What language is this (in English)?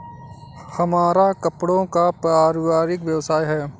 Hindi